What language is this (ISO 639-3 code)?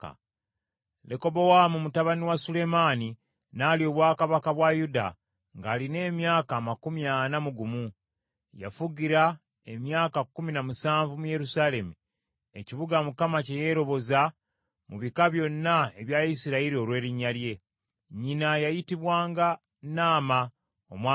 lug